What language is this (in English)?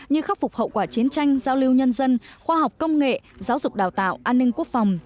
Vietnamese